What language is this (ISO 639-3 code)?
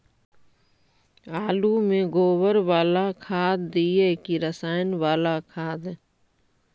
mag